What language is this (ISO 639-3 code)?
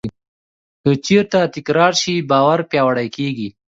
pus